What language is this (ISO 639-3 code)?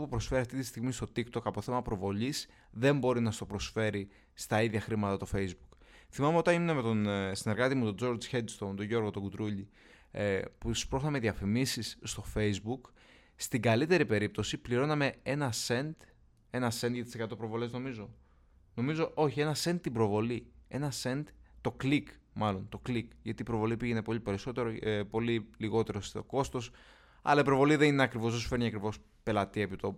ell